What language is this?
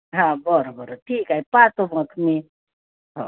Marathi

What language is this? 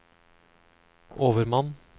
Norwegian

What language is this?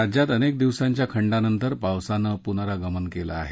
Marathi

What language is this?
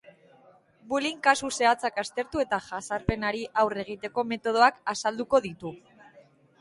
Basque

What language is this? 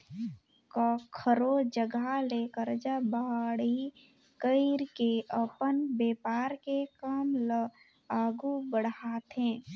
Chhattisgarhi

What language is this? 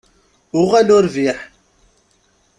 Kabyle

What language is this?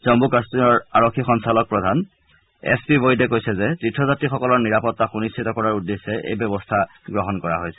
Assamese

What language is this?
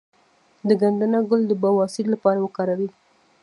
Pashto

